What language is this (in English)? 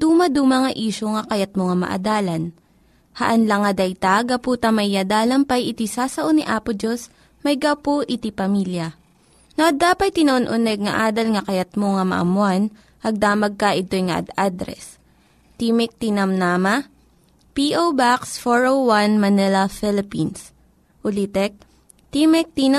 Filipino